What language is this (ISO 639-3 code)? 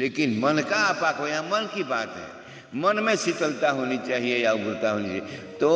hin